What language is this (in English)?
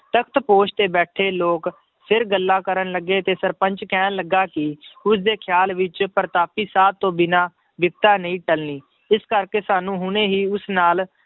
Punjabi